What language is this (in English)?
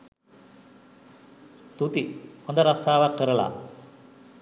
Sinhala